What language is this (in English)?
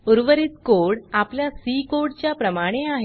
Marathi